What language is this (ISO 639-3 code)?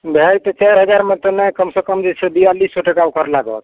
mai